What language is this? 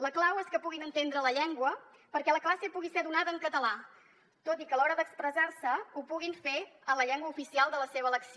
Catalan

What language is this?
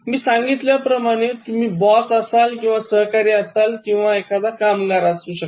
Marathi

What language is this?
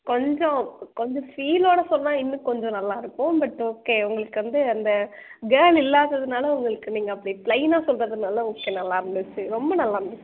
Tamil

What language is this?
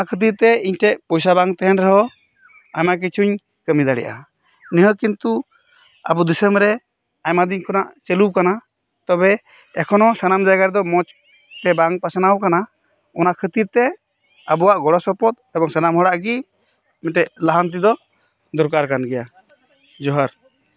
Santali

